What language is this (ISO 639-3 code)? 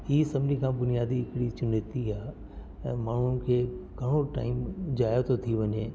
snd